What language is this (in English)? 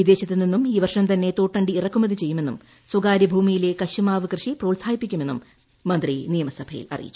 Malayalam